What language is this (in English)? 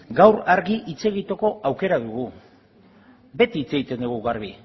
Basque